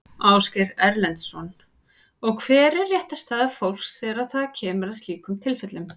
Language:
Icelandic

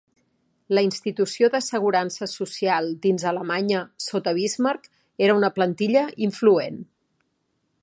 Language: Catalan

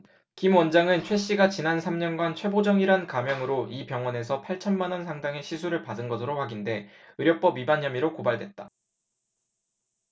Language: Korean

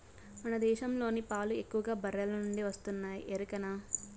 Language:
Telugu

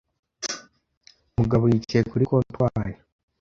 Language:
Kinyarwanda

